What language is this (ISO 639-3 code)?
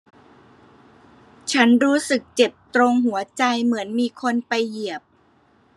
tha